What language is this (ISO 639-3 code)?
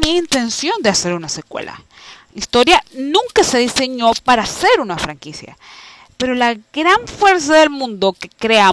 spa